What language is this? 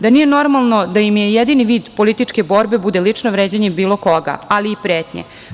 Serbian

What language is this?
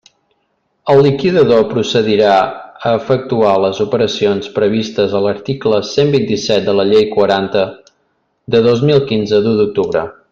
Catalan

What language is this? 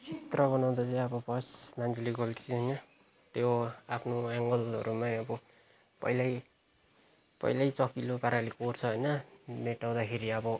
Nepali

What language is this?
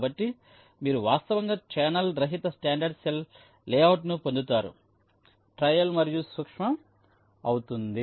Telugu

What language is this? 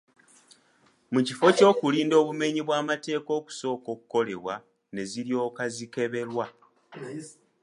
Ganda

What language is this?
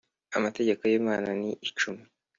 Kinyarwanda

